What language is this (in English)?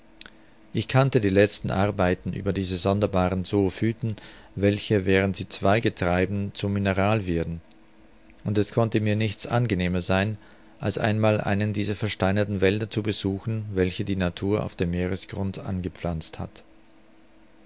German